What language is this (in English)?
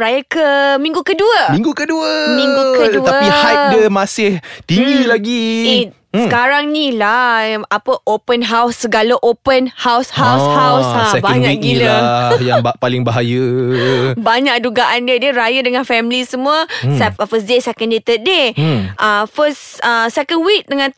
Malay